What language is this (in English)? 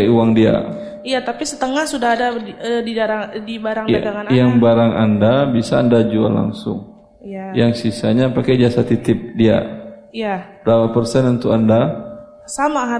Indonesian